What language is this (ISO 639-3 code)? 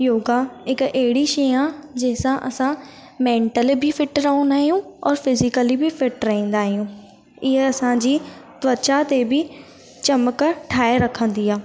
snd